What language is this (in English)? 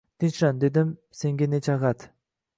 Uzbek